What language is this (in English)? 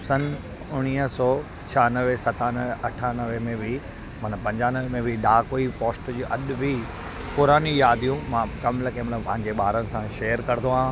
Sindhi